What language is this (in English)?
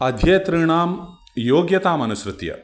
Sanskrit